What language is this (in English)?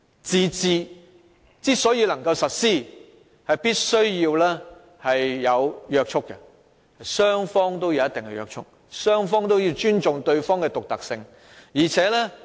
Cantonese